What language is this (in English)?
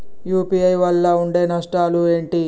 Telugu